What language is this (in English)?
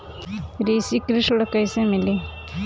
Bhojpuri